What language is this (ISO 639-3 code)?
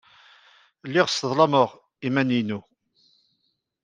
kab